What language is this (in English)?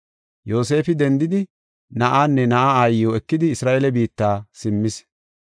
Gofa